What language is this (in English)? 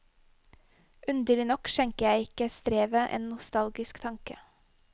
Norwegian